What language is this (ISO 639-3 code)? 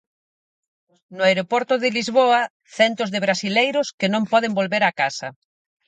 glg